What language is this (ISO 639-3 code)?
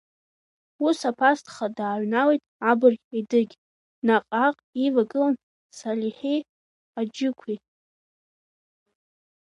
abk